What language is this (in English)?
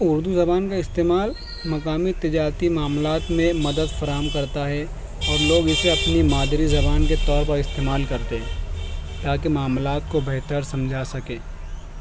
Urdu